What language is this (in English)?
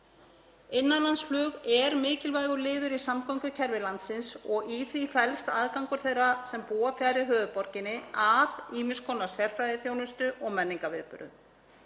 Icelandic